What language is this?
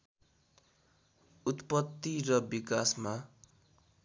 Nepali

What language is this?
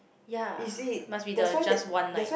English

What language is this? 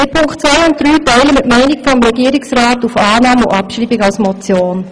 Swiss German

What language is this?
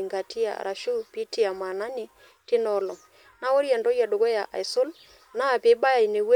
Masai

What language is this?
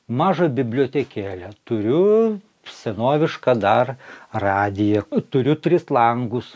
Lithuanian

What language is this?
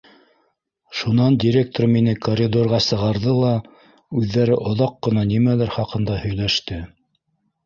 Bashkir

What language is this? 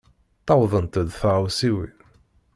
Kabyle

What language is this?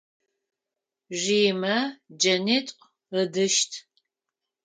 Adyghe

